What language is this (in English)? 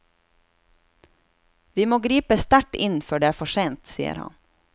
Norwegian